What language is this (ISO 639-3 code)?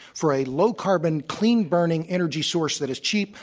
eng